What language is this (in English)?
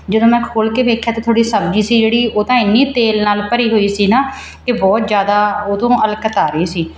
Punjabi